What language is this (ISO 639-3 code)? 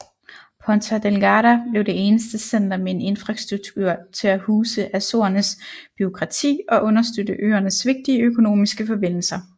dan